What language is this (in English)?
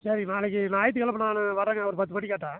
Tamil